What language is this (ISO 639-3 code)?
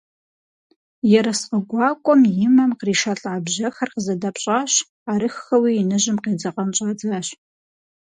kbd